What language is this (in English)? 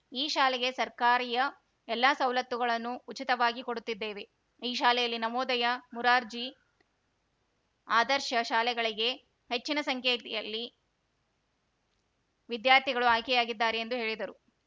Kannada